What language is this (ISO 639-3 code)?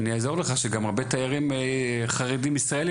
heb